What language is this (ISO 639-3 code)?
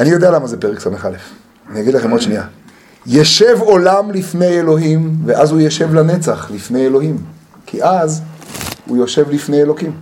heb